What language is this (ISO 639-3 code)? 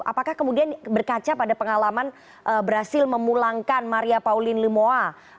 ind